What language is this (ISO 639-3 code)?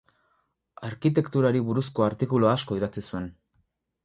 eus